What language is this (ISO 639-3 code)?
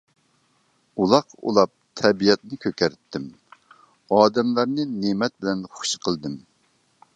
uig